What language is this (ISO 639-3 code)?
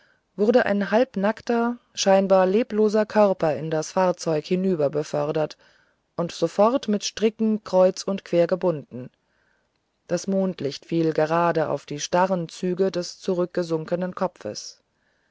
deu